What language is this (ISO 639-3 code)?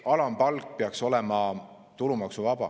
est